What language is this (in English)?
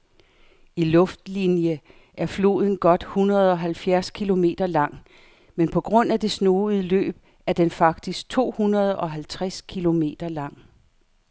Danish